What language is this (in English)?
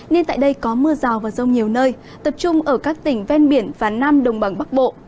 Vietnamese